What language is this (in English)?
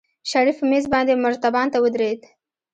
Pashto